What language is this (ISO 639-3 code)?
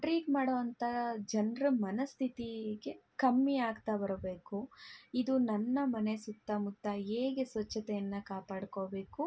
kan